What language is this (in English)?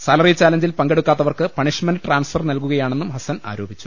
Malayalam